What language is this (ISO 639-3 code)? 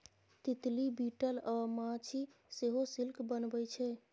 mai